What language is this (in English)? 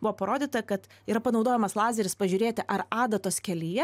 Lithuanian